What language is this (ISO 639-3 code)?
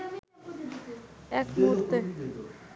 ben